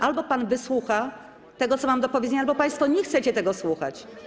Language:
Polish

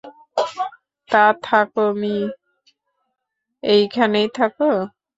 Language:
Bangla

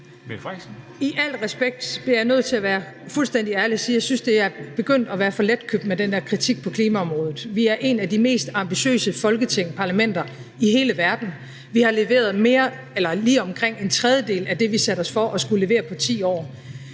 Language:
Danish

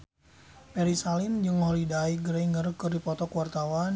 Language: Sundanese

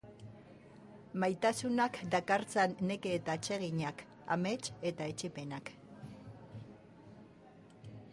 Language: Basque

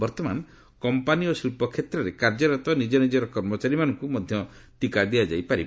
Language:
Odia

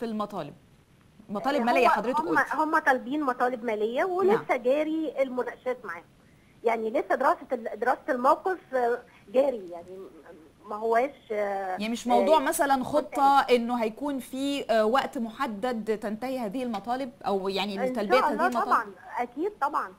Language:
Arabic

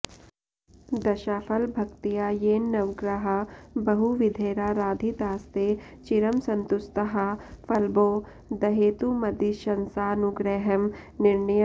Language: Sanskrit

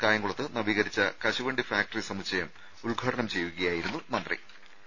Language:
Malayalam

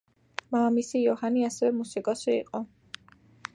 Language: Georgian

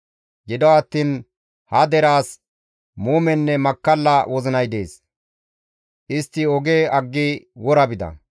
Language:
Gamo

